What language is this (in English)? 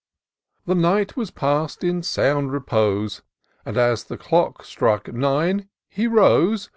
English